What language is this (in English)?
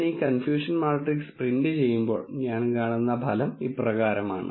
Malayalam